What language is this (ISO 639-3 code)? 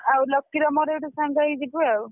ori